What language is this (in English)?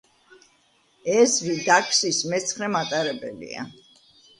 Georgian